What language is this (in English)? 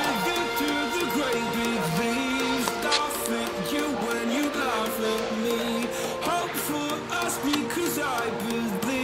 Portuguese